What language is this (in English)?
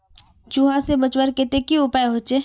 Magahi